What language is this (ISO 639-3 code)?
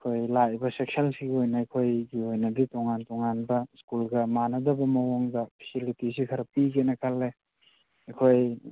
mni